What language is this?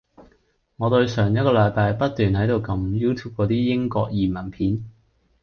Cantonese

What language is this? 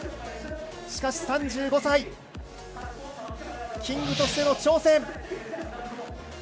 Japanese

